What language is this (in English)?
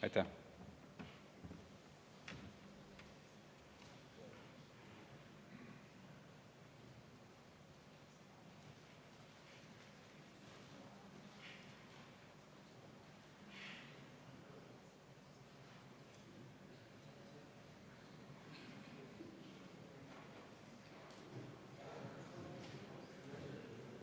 Estonian